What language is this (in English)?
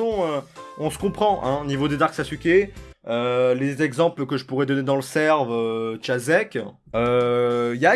French